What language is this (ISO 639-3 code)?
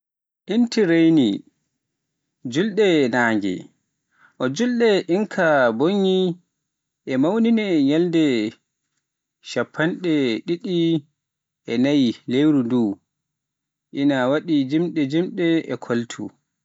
fuf